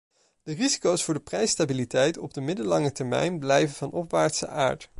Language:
Dutch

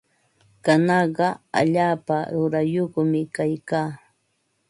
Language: Ambo-Pasco Quechua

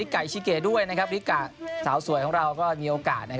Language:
Thai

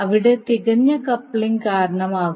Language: Malayalam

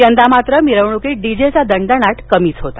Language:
Marathi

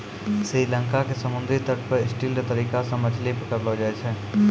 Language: Maithili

